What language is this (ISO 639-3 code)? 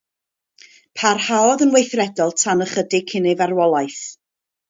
cym